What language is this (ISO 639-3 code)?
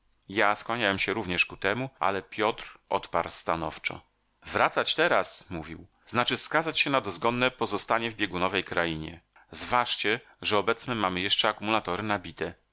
pol